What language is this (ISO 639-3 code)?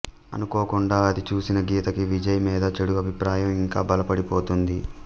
tel